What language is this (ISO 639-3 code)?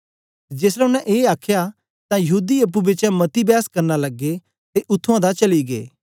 doi